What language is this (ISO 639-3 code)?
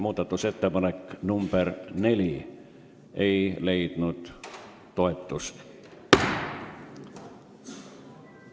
est